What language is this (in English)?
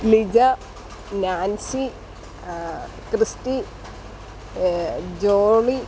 Malayalam